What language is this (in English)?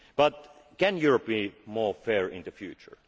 English